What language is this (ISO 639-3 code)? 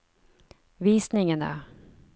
nor